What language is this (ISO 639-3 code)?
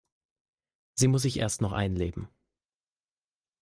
deu